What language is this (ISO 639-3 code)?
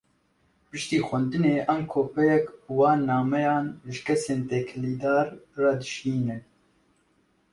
kur